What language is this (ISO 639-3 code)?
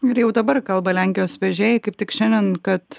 lit